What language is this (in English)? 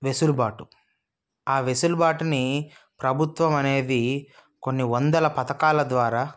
Telugu